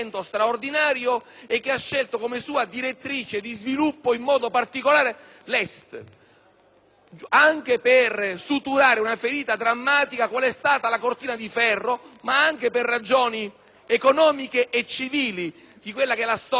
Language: Italian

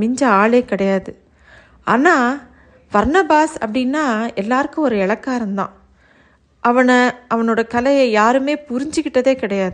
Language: Tamil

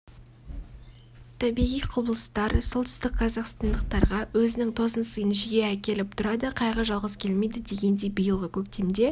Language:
Kazakh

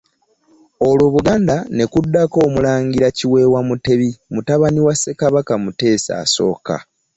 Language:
Ganda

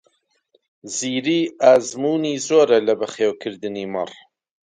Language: Central Kurdish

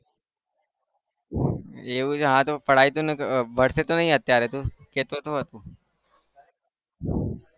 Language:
Gujarati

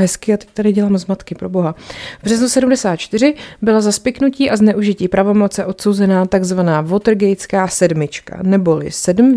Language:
Czech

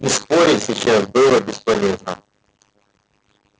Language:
Russian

